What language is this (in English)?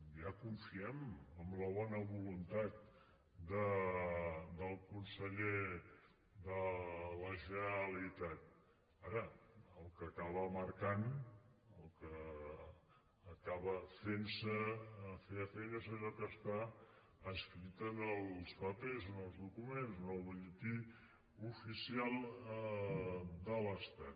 Catalan